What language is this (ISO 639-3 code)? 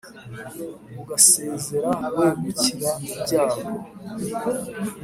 kin